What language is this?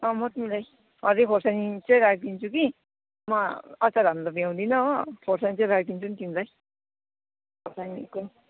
Nepali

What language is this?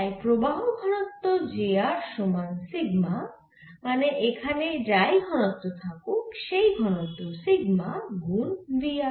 Bangla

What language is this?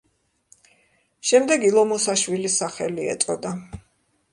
Georgian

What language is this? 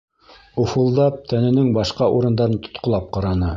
Bashkir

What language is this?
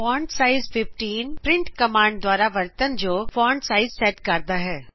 Punjabi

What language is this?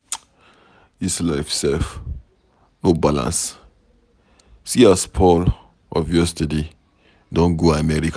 Nigerian Pidgin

